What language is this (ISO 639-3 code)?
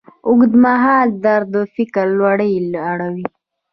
pus